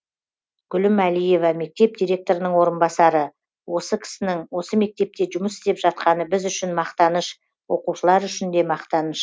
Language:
Kazakh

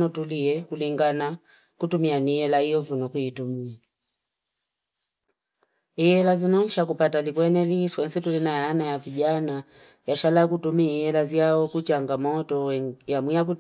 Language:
Fipa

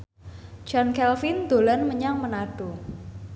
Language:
Javanese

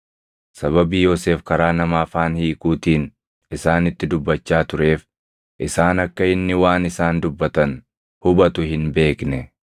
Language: Oromo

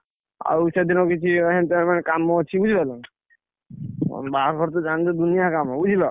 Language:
Odia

